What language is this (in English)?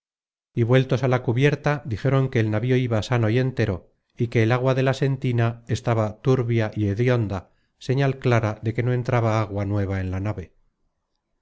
Spanish